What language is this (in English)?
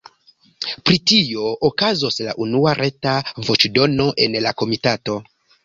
Esperanto